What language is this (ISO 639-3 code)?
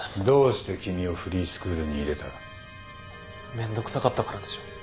jpn